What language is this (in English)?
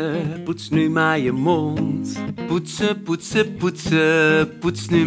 Dutch